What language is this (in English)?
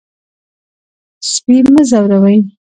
Pashto